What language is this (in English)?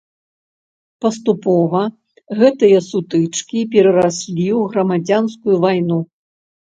Belarusian